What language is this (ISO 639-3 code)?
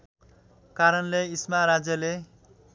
nep